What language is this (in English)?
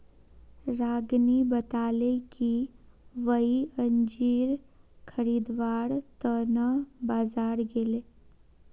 Magahi